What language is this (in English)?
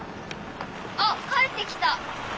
Japanese